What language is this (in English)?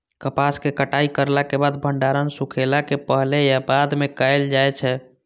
Maithili